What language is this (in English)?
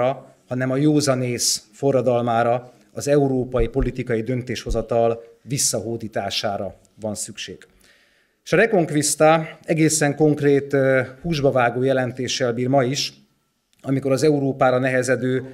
Hungarian